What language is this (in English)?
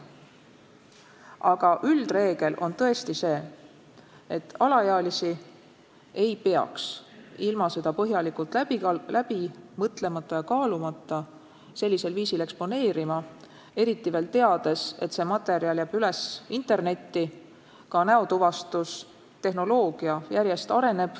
Estonian